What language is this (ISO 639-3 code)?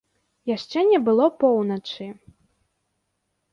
bel